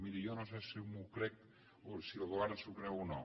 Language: Catalan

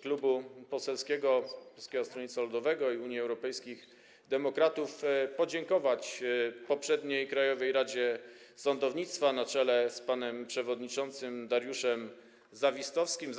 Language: Polish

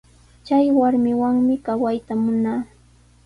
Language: Sihuas Ancash Quechua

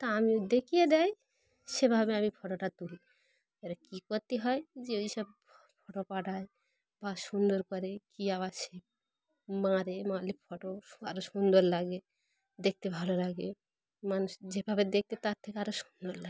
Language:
Bangla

